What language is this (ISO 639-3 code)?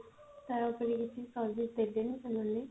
ori